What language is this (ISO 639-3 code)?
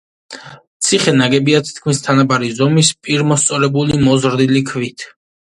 kat